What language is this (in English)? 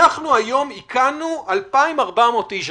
Hebrew